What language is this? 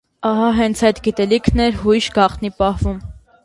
Armenian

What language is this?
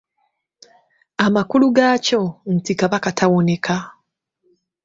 Ganda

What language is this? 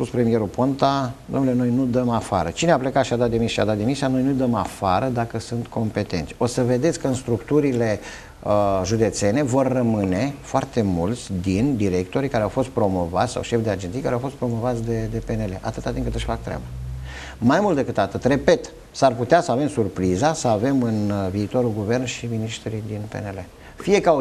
Romanian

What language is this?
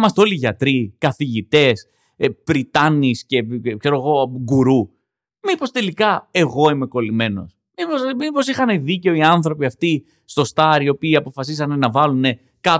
Greek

